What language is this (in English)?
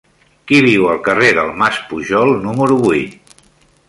Catalan